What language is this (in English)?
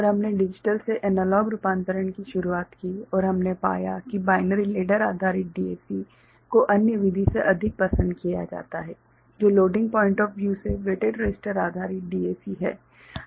Hindi